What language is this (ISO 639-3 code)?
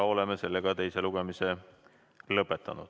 est